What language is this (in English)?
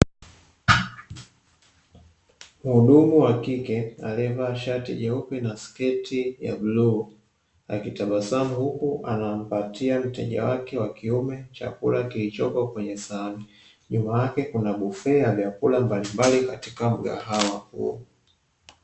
Swahili